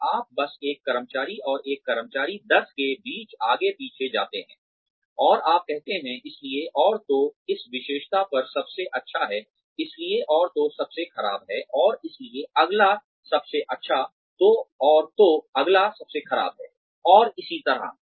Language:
Hindi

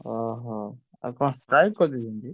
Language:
Odia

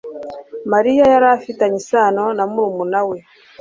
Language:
Kinyarwanda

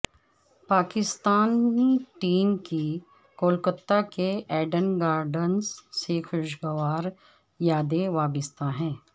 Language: Urdu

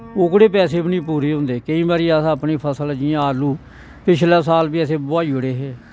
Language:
Dogri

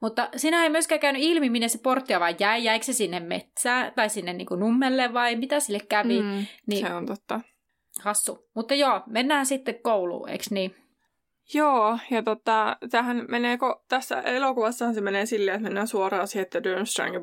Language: Finnish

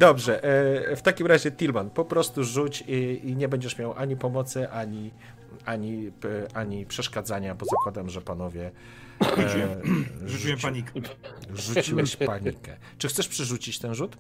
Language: Polish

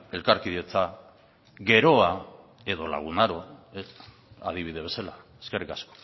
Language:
Basque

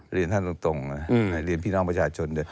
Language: Thai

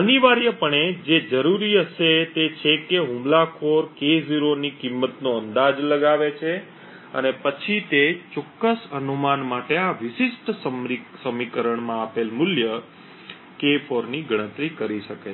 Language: Gujarati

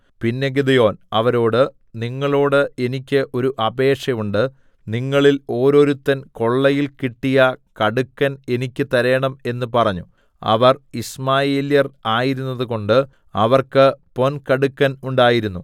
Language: Malayalam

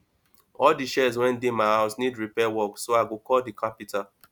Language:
Nigerian Pidgin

